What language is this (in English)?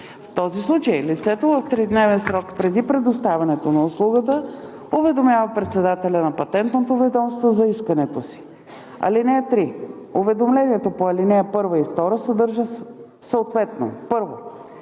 Bulgarian